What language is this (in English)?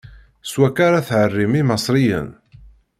Kabyle